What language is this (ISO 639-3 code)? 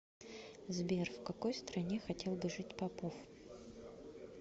rus